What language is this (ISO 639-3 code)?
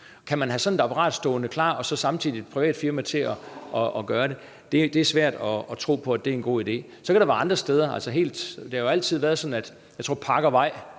dan